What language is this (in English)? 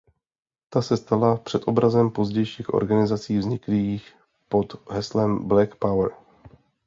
Czech